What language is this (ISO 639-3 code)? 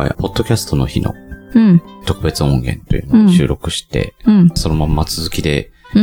jpn